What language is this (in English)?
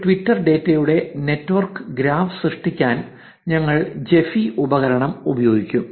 Malayalam